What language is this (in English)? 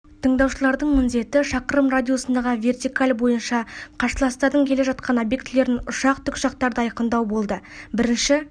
Kazakh